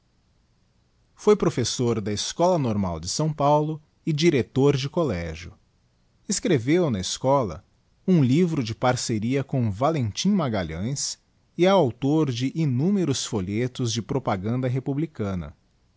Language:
Portuguese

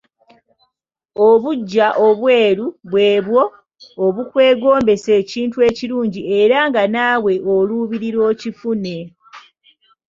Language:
Ganda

